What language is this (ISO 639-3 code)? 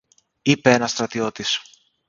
ell